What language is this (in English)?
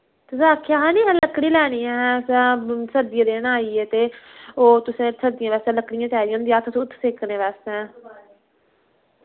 Dogri